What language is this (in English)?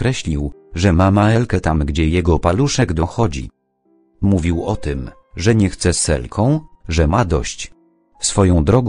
Polish